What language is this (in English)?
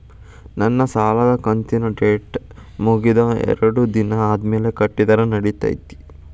Kannada